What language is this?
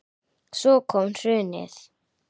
Icelandic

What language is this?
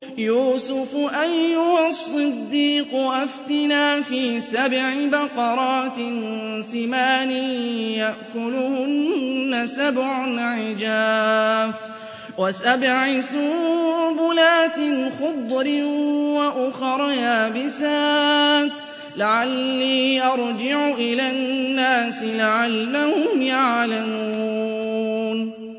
Arabic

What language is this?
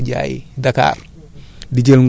Wolof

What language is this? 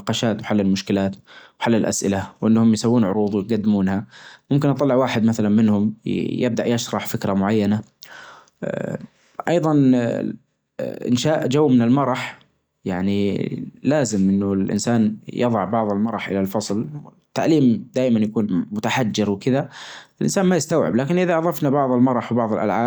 Najdi Arabic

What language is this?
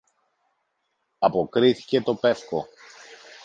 Greek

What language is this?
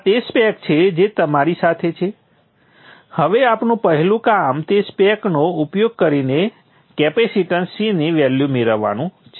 Gujarati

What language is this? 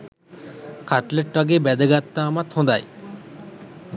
Sinhala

